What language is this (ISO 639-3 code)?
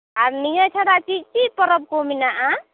sat